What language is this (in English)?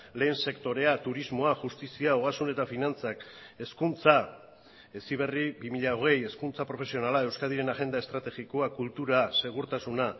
Basque